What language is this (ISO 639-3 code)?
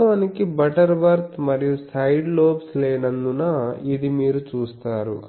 tel